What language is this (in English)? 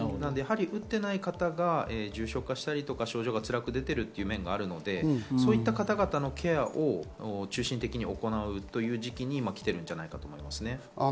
Japanese